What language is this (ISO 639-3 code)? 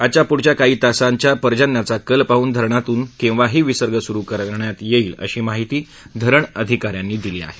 mar